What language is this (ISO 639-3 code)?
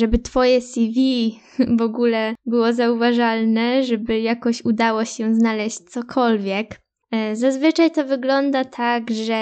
pol